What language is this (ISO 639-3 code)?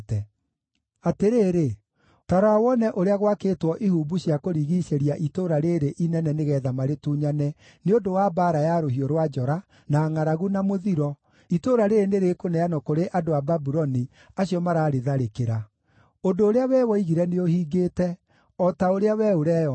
kik